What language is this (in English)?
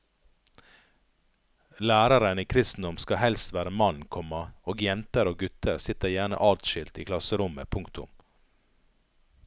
Norwegian